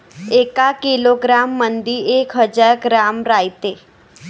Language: Marathi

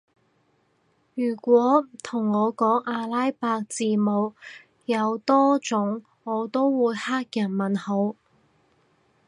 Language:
Cantonese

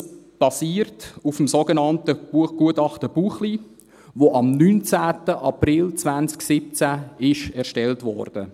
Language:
Swiss German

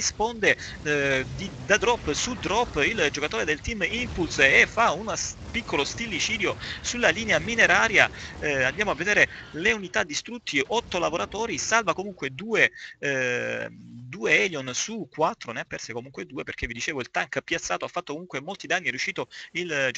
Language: Italian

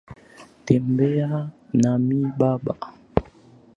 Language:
Swahili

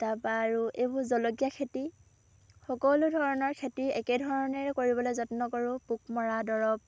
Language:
Assamese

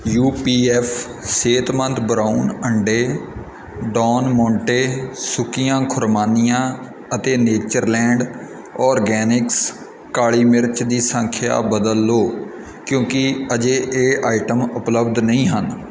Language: Punjabi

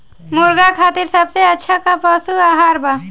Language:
Bhojpuri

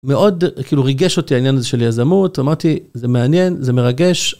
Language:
Hebrew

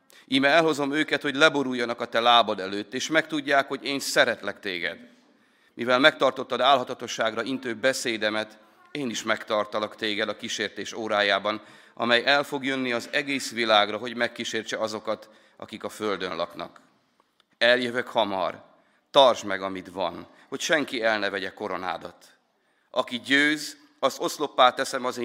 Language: Hungarian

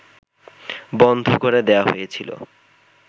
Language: Bangla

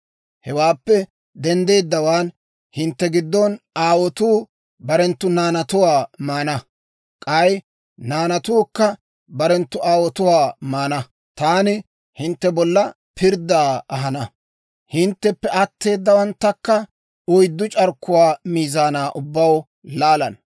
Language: Dawro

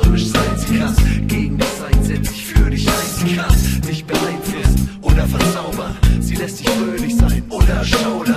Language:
Romanian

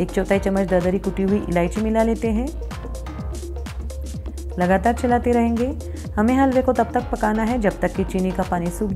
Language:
Hindi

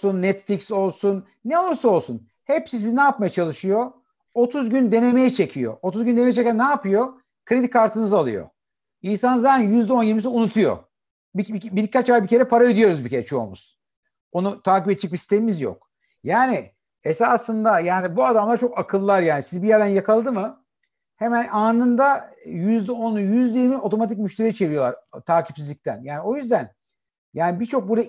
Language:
Turkish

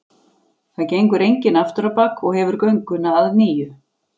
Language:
Icelandic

